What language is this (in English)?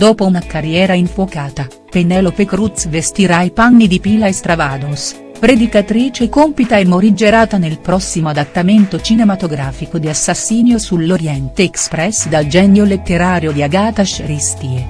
Italian